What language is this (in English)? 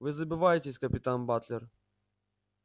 Russian